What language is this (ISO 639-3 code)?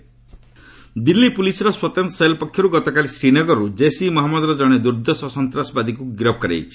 ori